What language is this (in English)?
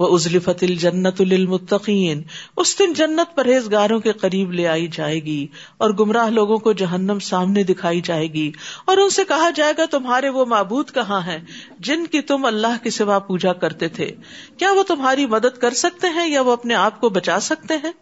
Urdu